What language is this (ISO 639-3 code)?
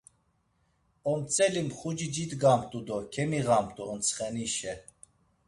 lzz